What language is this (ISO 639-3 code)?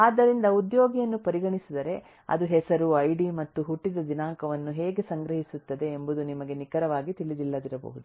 kan